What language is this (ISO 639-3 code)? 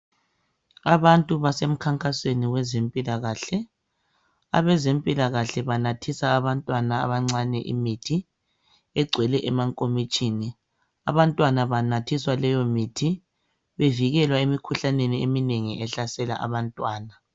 nde